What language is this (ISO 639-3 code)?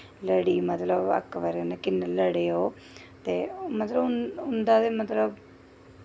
doi